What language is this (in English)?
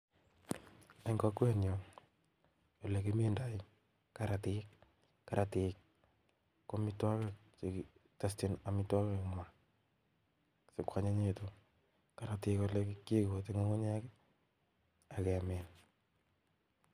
Kalenjin